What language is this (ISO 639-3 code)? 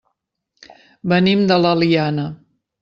cat